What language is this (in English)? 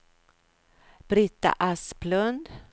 Swedish